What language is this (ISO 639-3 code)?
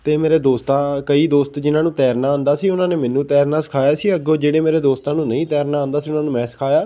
pan